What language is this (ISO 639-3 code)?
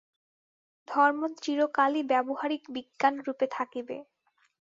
ben